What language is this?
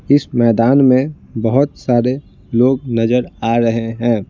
Hindi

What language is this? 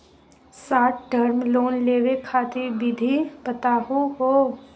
Magahi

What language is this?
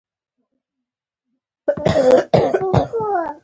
Pashto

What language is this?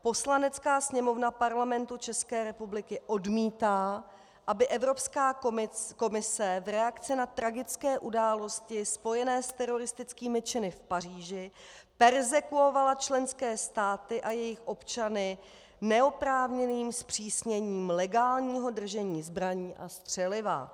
Czech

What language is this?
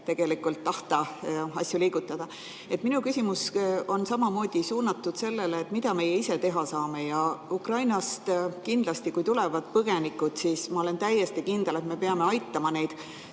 Estonian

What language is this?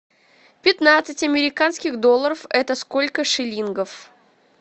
Russian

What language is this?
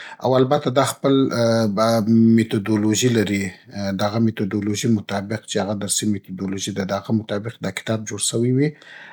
Southern Pashto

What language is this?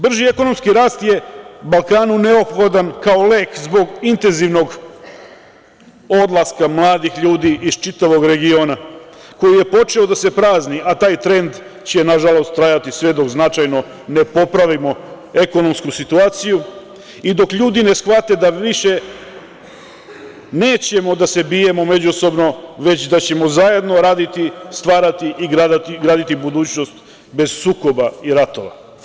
Serbian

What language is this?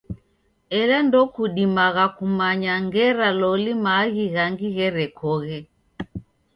Taita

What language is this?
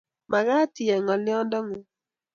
Kalenjin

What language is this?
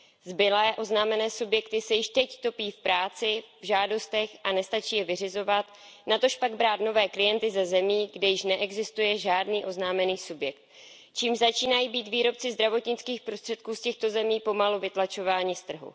Czech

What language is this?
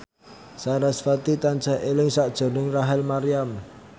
Javanese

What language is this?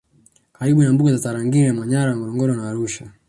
Swahili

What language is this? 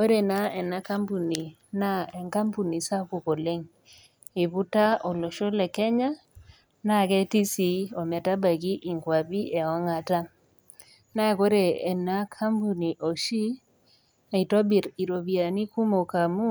Masai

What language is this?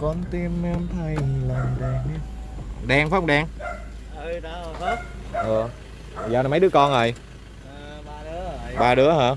Vietnamese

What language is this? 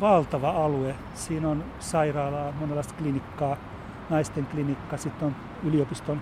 Finnish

